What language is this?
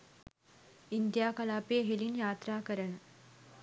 Sinhala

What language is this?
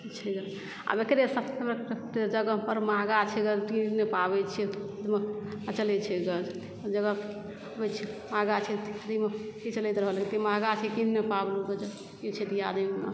Maithili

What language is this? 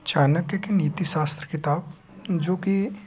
Hindi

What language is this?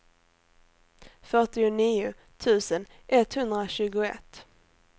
Swedish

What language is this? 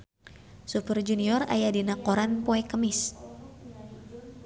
Sundanese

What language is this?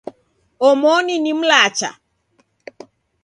Taita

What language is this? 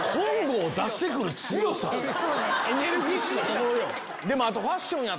Japanese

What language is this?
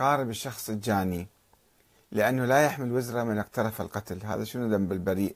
Arabic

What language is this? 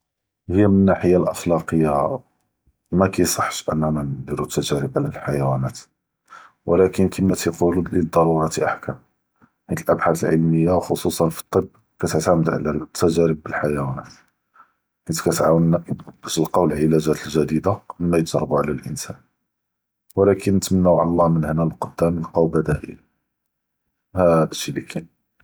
Judeo-Arabic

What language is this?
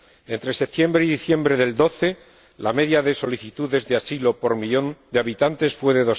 Spanish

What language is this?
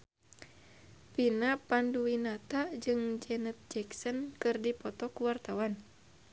Sundanese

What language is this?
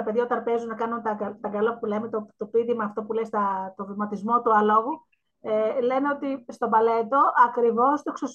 Greek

